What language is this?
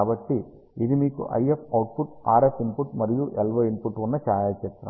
Telugu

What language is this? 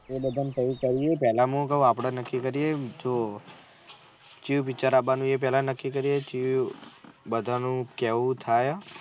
Gujarati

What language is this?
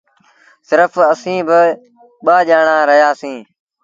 Sindhi Bhil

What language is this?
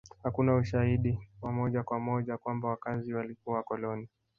Swahili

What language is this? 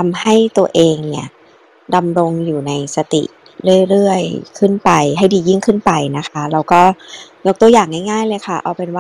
Thai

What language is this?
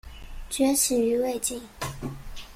Chinese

